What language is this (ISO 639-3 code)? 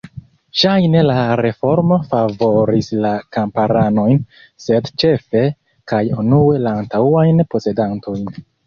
epo